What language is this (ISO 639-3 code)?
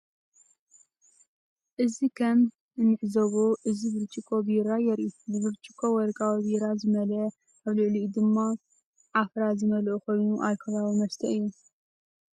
tir